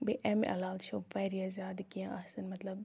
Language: Kashmiri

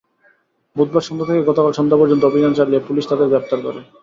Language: Bangla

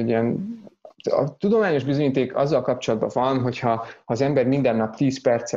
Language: Hungarian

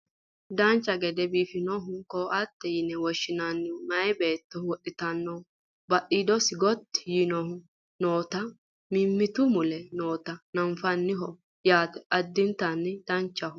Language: Sidamo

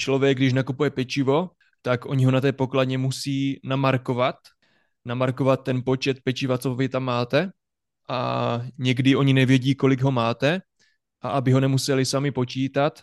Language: Czech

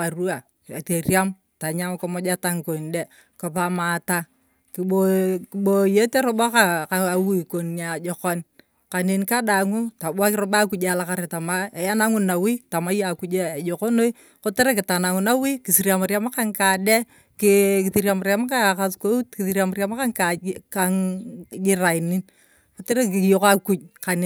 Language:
Turkana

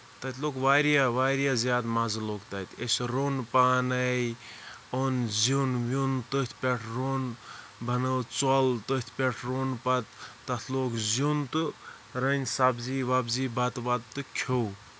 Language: Kashmiri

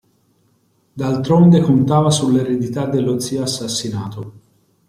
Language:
Italian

